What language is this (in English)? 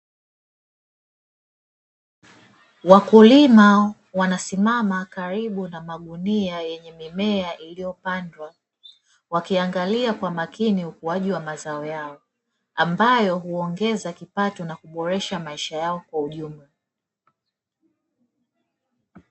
Swahili